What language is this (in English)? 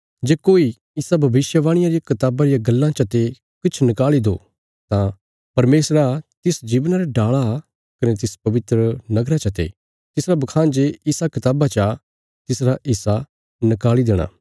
Bilaspuri